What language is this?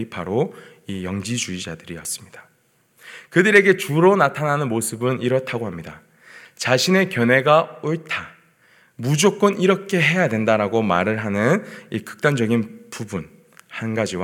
Korean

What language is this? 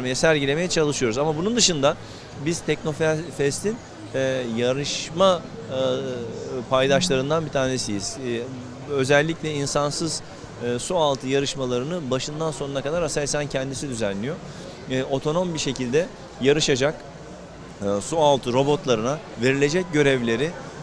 Turkish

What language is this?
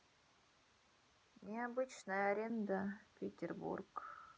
Russian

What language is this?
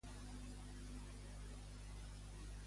Catalan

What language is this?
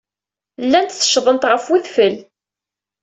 Kabyle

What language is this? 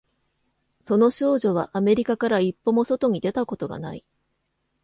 Japanese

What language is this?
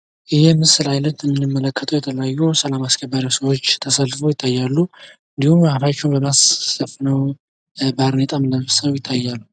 Amharic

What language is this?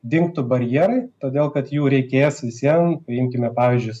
Lithuanian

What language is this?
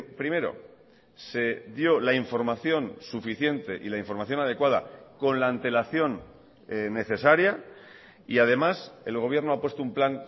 Spanish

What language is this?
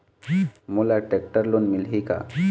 Chhattisgarhi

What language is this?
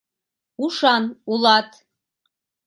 Mari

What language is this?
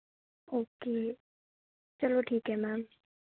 Punjabi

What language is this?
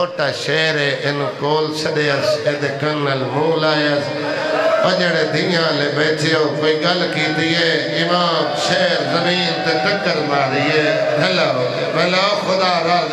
Arabic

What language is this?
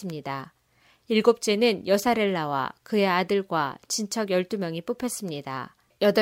Korean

